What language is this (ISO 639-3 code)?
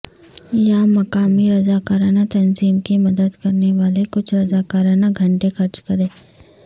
urd